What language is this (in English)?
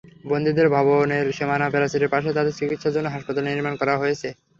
Bangla